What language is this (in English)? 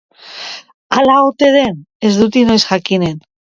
Basque